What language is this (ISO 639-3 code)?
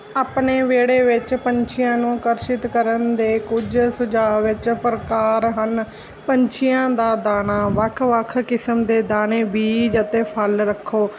pan